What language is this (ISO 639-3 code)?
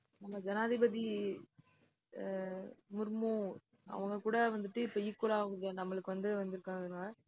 tam